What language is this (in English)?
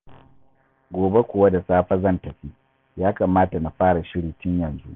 Hausa